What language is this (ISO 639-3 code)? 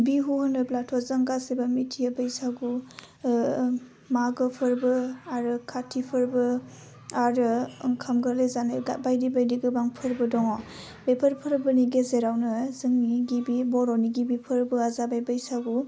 brx